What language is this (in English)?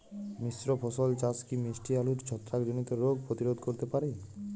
Bangla